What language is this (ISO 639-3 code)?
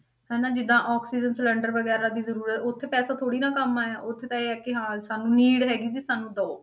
pan